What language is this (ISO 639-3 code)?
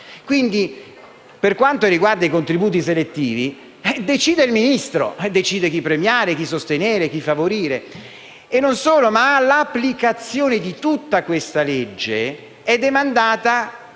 ita